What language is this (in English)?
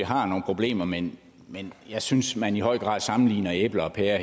Danish